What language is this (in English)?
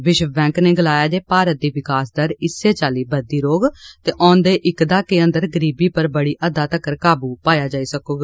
Dogri